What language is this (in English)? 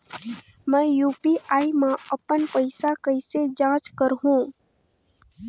Chhattisgarhi